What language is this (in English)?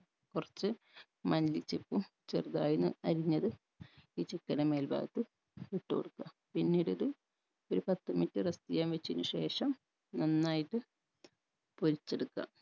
Malayalam